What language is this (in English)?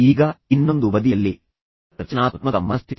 Kannada